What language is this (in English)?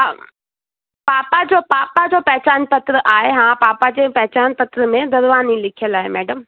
Sindhi